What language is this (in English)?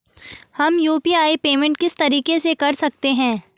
Hindi